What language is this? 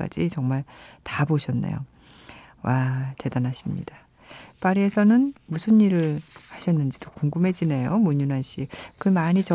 Korean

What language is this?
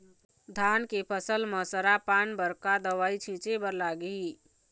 Chhattisgarhi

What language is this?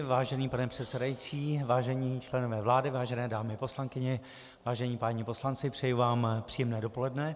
Czech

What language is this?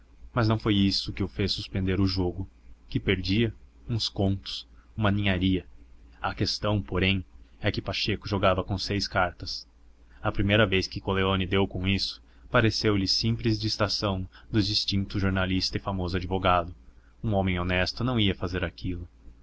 Portuguese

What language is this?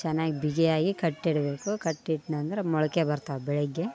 Kannada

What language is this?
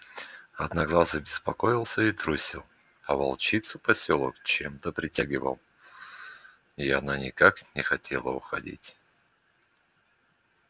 Russian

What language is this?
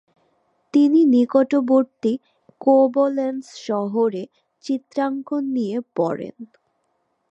Bangla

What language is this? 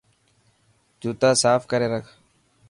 Dhatki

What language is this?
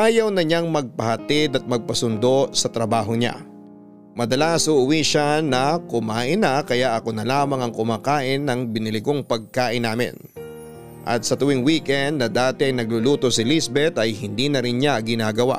Filipino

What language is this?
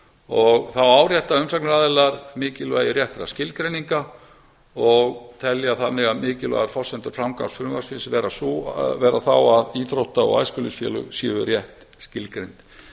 Icelandic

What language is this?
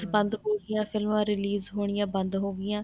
Punjabi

